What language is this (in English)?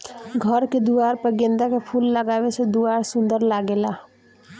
Bhojpuri